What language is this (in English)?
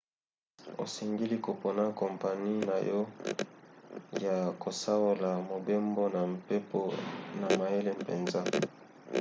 Lingala